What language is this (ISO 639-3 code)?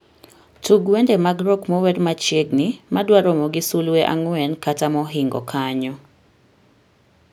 luo